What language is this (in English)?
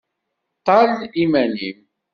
Kabyle